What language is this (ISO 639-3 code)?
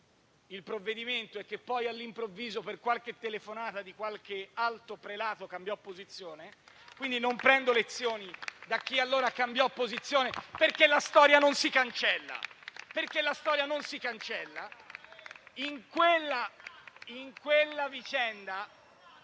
ita